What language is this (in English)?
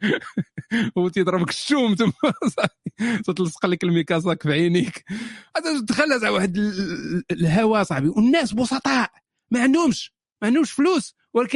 Arabic